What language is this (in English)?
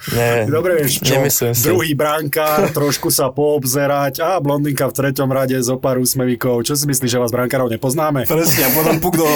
Slovak